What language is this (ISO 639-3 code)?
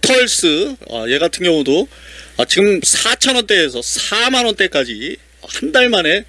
kor